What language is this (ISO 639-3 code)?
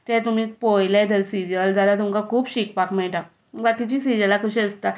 kok